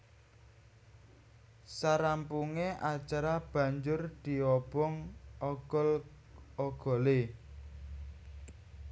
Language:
Javanese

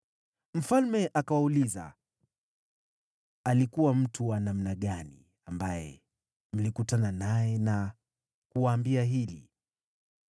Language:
Swahili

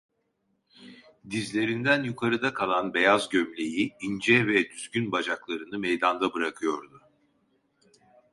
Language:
Turkish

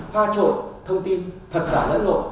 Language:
Vietnamese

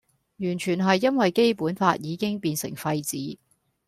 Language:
Cantonese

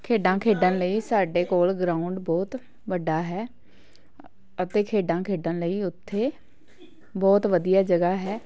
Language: Punjabi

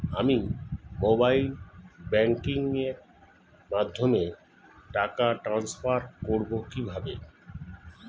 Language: Bangla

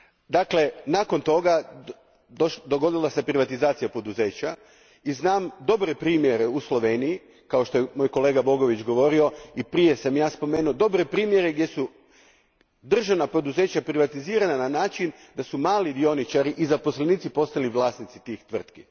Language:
Croatian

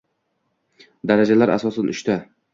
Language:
Uzbek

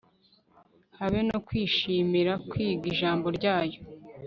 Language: Kinyarwanda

